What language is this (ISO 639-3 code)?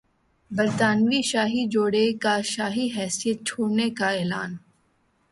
urd